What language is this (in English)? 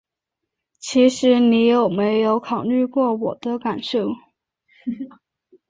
Chinese